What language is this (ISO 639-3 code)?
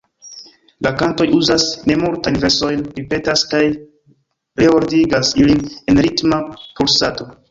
epo